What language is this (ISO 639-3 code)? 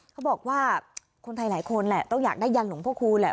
tha